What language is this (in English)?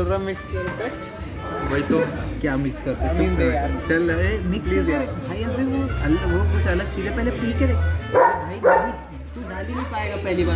Hindi